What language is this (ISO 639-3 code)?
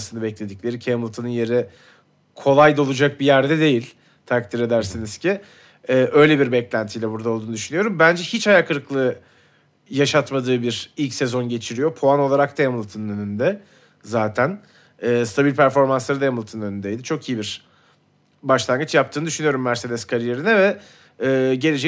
tur